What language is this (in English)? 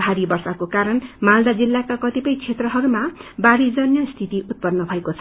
Nepali